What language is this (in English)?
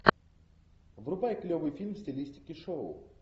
Russian